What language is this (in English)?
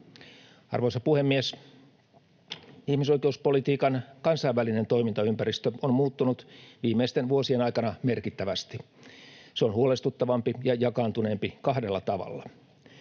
Finnish